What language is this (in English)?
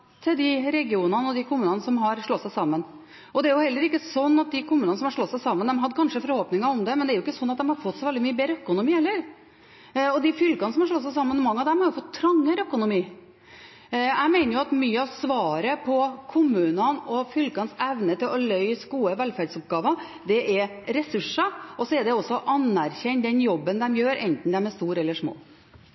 Norwegian Bokmål